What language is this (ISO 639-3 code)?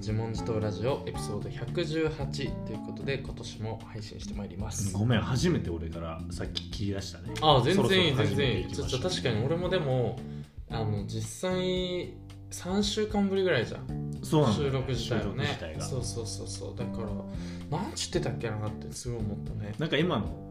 jpn